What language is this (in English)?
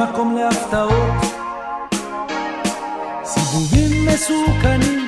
Hebrew